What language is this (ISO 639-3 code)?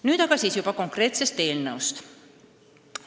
est